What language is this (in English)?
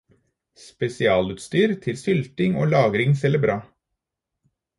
Norwegian Bokmål